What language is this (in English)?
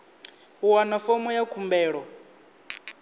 Venda